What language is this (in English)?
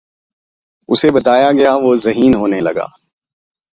Urdu